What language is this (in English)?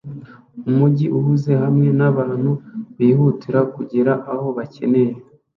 Kinyarwanda